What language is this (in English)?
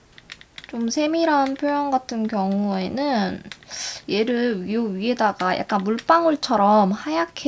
Korean